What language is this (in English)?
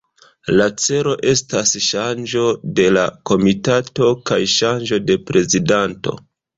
Esperanto